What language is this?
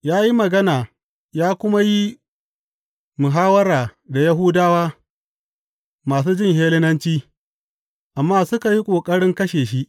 Hausa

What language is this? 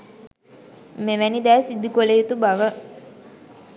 Sinhala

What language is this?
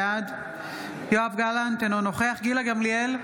Hebrew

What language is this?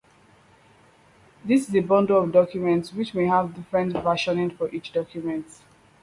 English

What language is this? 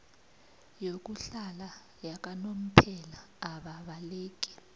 South Ndebele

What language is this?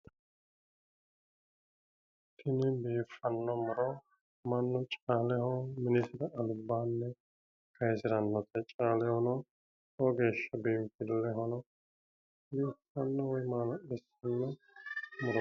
Sidamo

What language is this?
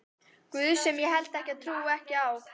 Icelandic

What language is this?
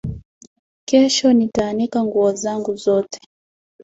Swahili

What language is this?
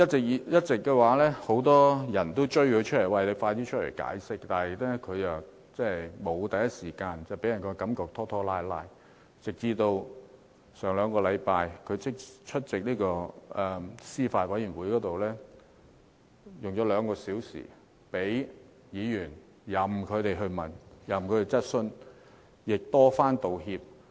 Cantonese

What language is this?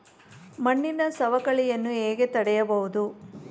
Kannada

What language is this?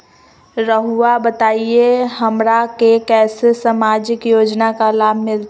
Magahi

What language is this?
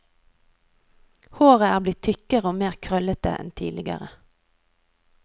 Norwegian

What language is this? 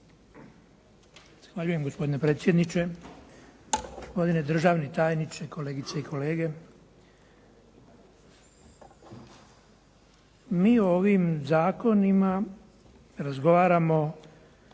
Croatian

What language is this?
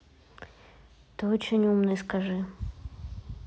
Russian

